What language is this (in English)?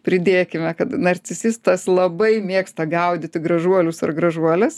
Lithuanian